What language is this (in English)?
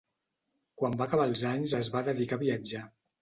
Catalan